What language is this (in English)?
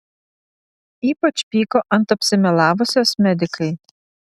Lithuanian